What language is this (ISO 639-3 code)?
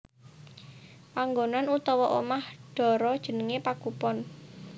jav